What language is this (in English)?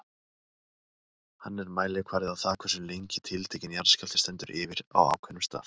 Icelandic